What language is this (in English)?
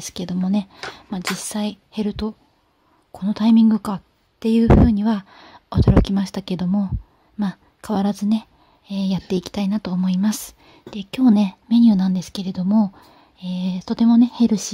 Japanese